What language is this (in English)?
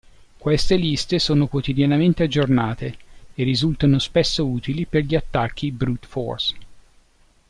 Italian